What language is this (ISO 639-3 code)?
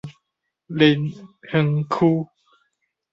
nan